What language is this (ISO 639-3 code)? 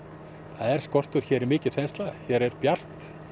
isl